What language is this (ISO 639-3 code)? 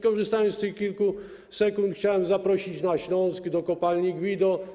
pol